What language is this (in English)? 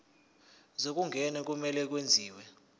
Zulu